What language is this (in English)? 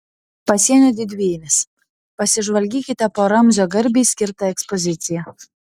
Lithuanian